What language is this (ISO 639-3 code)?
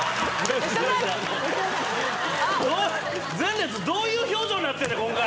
jpn